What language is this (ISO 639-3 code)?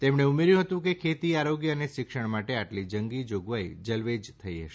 guj